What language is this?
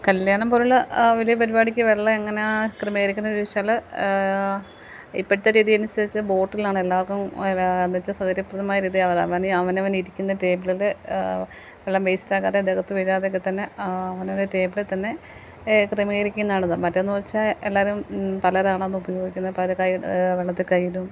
Malayalam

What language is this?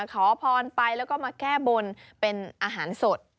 Thai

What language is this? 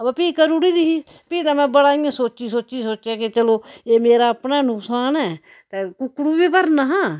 Dogri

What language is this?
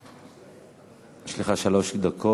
Hebrew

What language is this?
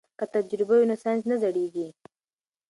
Pashto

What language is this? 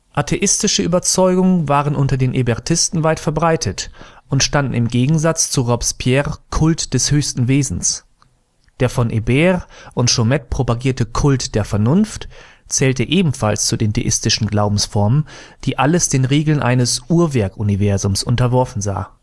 German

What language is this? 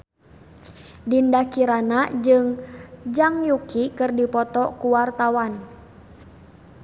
Sundanese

